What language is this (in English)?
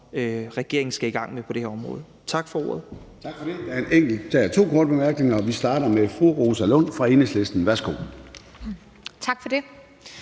Danish